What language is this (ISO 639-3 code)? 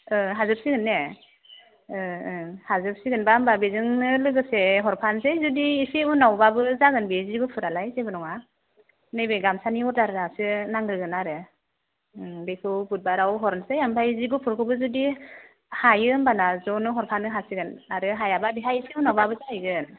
brx